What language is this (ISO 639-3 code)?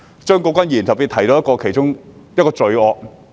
yue